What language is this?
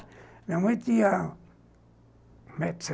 Portuguese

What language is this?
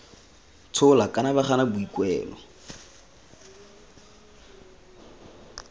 Tswana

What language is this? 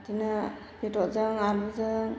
Bodo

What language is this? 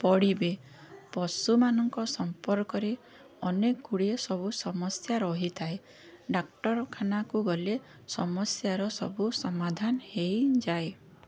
Odia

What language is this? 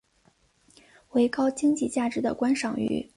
Chinese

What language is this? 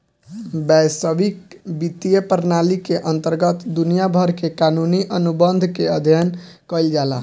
Bhojpuri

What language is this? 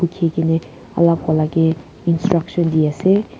Naga Pidgin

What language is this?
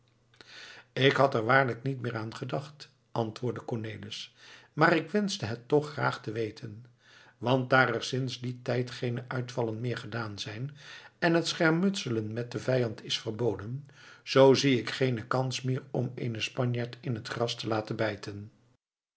Dutch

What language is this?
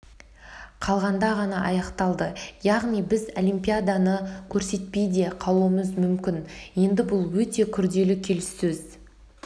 Kazakh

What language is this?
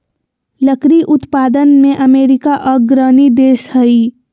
Magahi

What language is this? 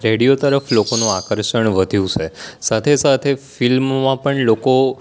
Gujarati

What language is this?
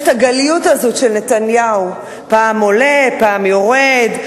Hebrew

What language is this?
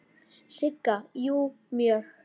Icelandic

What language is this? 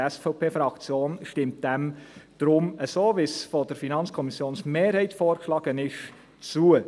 Swiss German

